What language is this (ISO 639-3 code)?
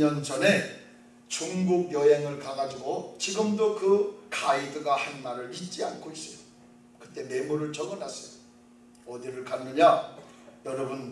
kor